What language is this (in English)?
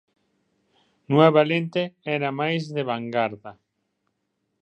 Galician